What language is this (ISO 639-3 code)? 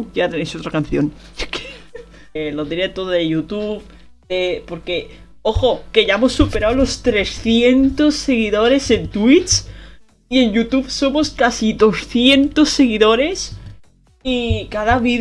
spa